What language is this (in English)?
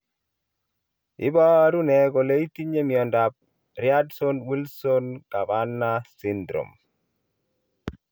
Kalenjin